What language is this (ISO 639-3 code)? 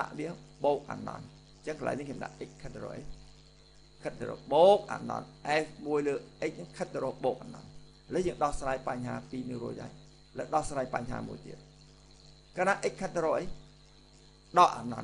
vie